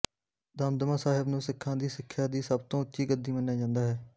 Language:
Punjabi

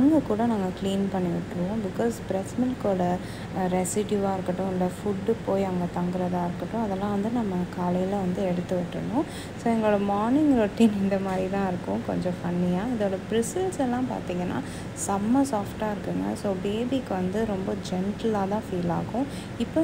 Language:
Arabic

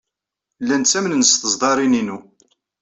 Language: Kabyle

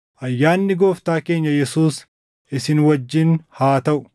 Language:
Oromo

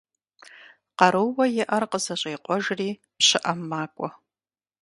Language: Kabardian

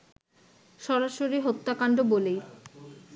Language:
Bangla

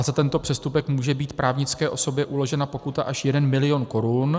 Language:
Czech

